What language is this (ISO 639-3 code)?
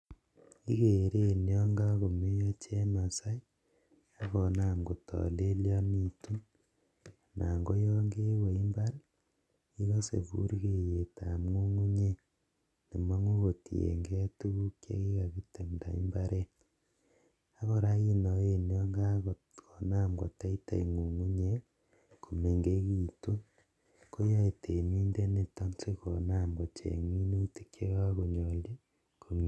kln